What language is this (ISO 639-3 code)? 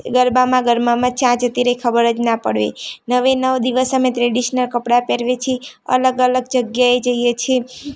guj